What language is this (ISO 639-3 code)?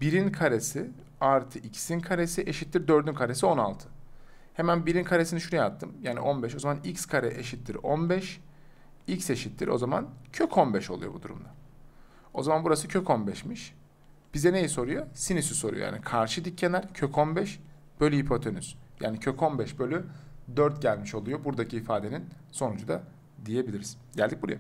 tur